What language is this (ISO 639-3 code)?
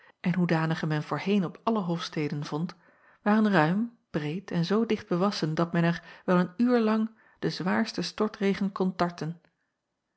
nld